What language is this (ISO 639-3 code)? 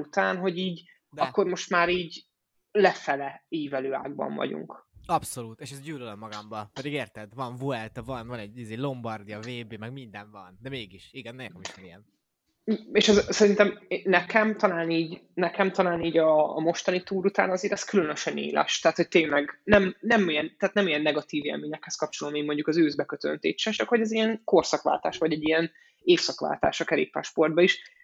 hun